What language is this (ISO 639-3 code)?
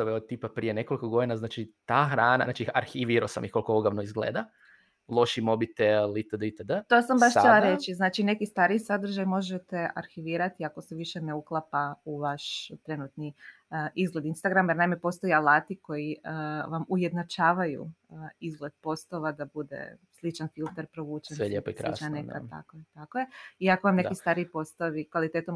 hrv